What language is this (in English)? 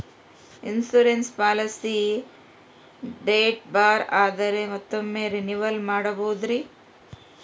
Kannada